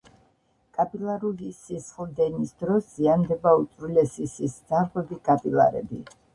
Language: Georgian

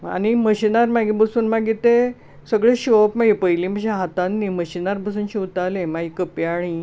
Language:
Konkani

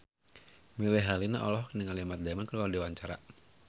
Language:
Sundanese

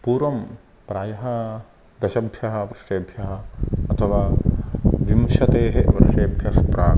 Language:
Sanskrit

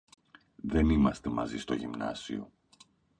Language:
Greek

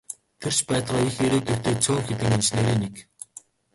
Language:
Mongolian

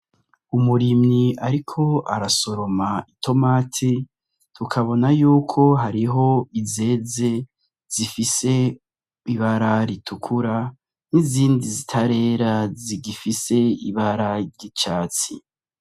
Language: Rundi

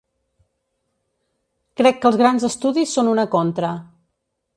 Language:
Catalan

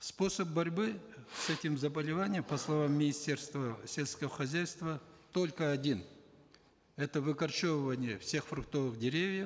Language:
Kazakh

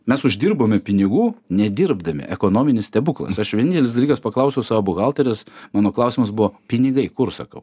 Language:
Lithuanian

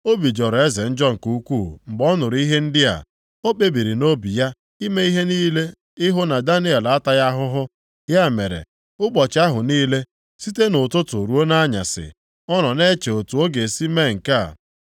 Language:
Igbo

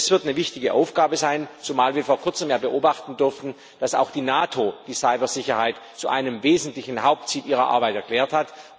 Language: German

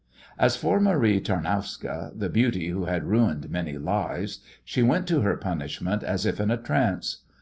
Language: English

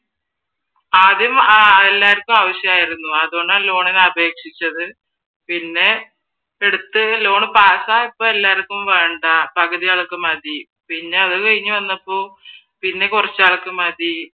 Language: Malayalam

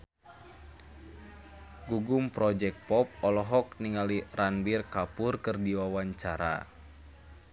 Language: Sundanese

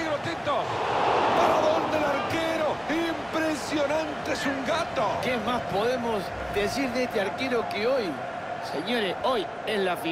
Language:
Spanish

